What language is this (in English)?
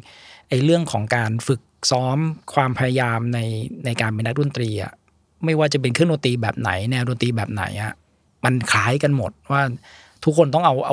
Thai